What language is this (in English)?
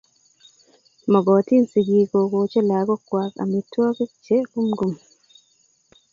Kalenjin